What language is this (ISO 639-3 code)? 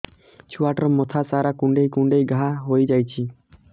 ori